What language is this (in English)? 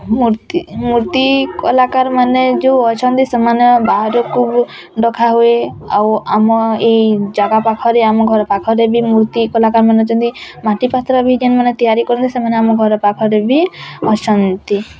Odia